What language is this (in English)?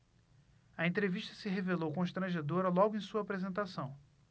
Portuguese